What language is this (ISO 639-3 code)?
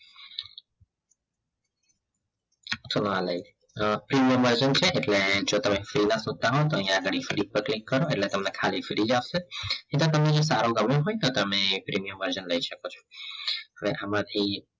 guj